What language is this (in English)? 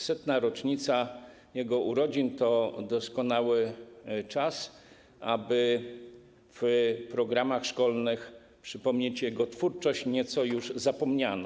Polish